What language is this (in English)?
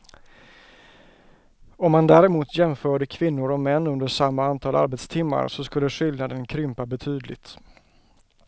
Swedish